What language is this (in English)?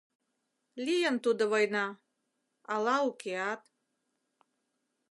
Mari